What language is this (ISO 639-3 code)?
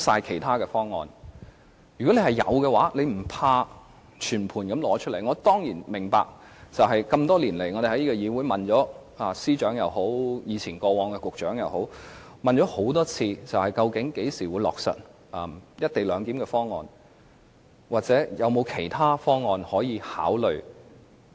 yue